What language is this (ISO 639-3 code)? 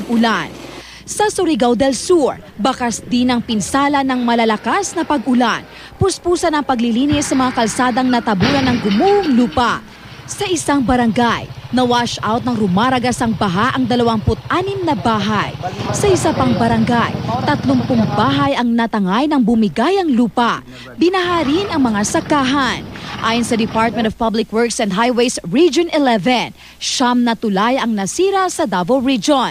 fil